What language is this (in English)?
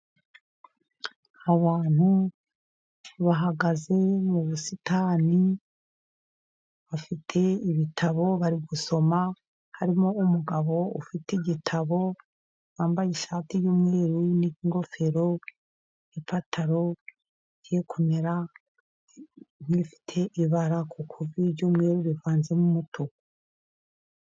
Kinyarwanda